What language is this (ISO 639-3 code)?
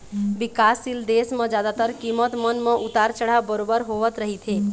hne